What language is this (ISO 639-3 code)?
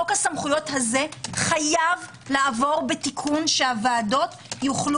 heb